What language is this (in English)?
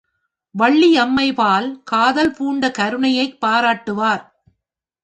Tamil